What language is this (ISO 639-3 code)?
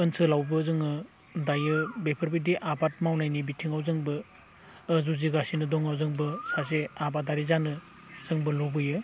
brx